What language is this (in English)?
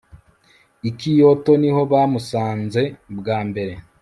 Kinyarwanda